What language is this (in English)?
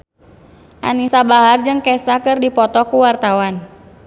Sundanese